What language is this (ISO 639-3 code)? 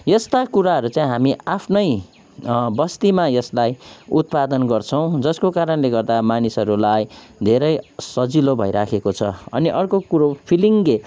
nep